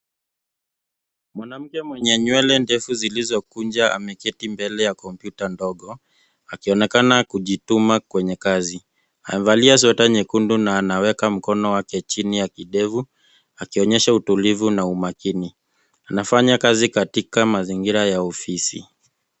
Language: Swahili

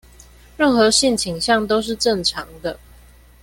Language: Chinese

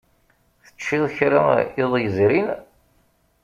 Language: Kabyle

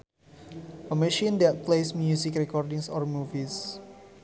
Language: Sundanese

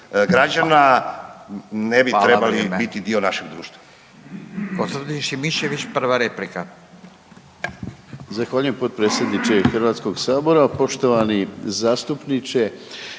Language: Croatian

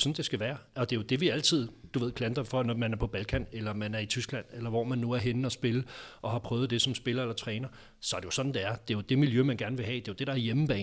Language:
Danish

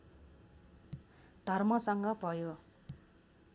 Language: Nepali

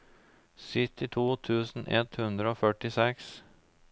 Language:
Norwegian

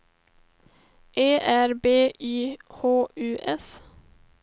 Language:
Swedish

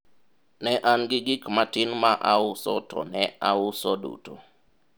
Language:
Luo (Kenya and Tanzania)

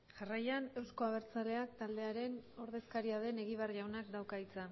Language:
Basque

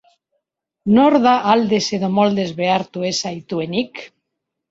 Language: Basque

